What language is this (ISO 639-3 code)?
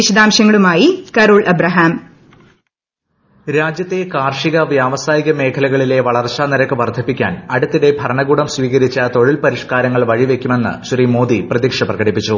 mal